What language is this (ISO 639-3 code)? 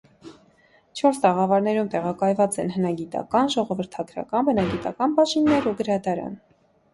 hye